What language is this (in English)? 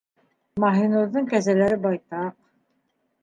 Bashkir